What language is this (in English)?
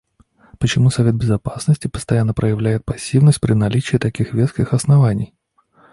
Russian